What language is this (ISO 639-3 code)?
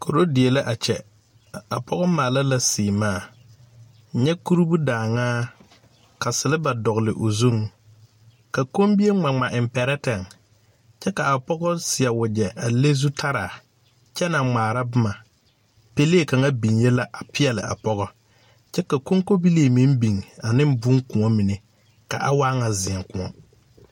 dga